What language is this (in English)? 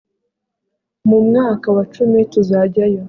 Kinyarwanda